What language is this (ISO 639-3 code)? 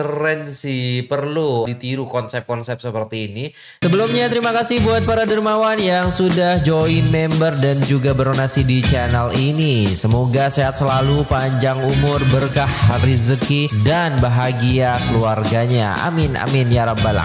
ind